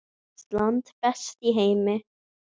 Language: Icelandic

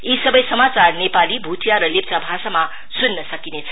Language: Nepali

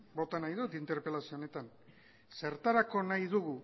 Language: Basque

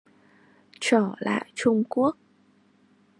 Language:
Vietnamese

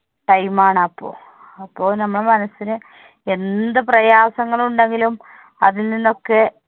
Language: Malayalam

